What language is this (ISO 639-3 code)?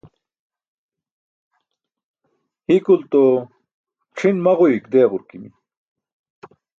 bsk